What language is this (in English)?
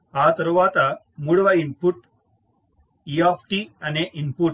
Telugu